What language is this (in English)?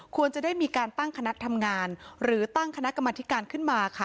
Thai